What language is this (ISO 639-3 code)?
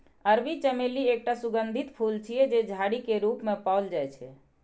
mai